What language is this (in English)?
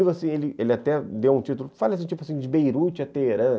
Portuguese